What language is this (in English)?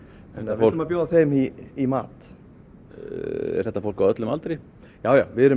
Icelandic